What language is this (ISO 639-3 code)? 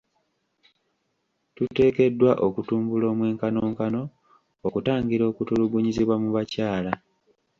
lug